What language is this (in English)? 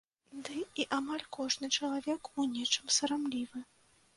Belarusian